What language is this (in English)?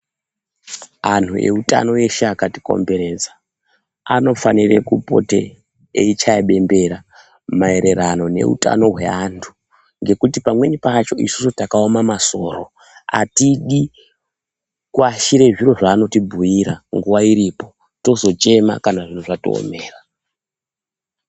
Ndau